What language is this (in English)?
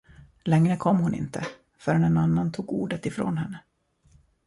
Swedish